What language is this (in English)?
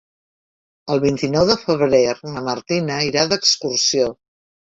Catalan